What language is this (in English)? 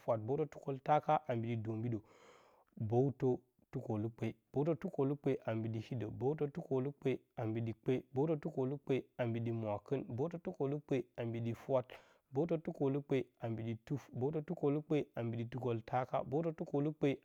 Bacama